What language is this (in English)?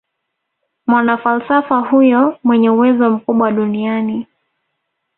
Swahili